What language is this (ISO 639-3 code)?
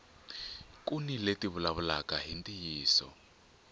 tso